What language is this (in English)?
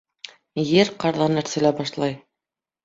Bashkir